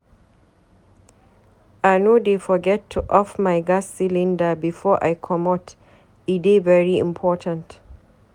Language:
Nigerian Pidgin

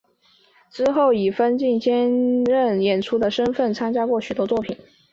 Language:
Chinese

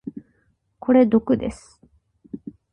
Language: Japanese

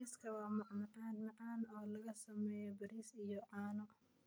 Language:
Somali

